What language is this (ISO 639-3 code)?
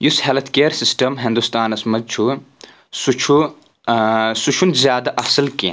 kas